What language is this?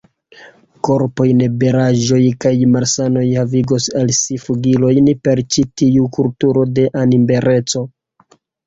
Esperanto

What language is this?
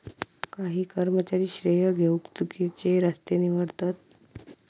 Marathi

